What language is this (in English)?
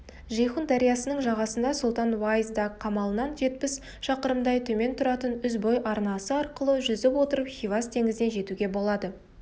Kazakh